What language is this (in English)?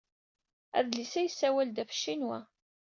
Kabyle